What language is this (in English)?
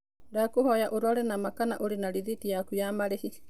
Kikuyu